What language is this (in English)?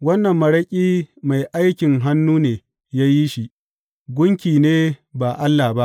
Hausa